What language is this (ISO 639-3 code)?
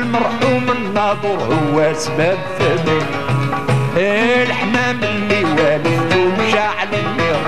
ara